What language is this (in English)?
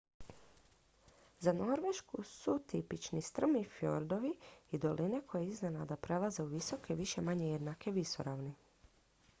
Croatian